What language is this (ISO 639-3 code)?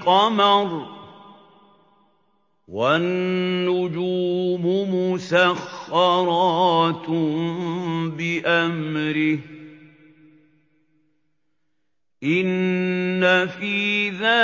ara